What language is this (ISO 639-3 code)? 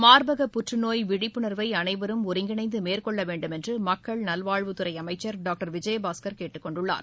tam